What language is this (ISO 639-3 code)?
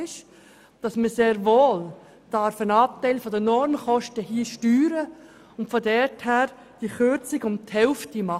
gsw